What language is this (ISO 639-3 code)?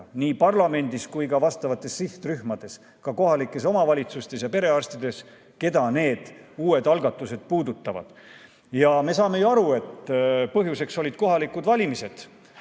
est